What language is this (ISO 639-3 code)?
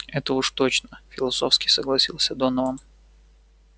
rus